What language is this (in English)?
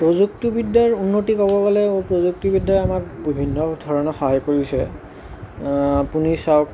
Assamese